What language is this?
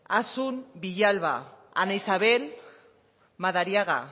Basque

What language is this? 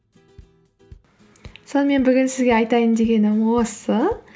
Kazakh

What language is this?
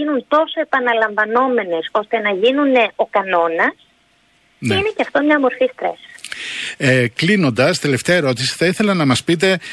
Greek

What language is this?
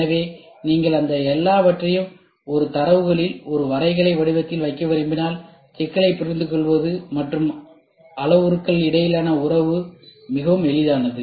Tamil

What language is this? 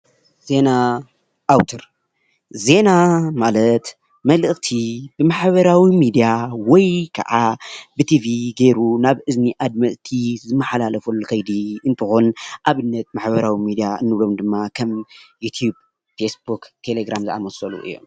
Tigrinya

